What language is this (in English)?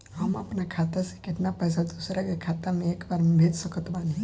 Bhojpuri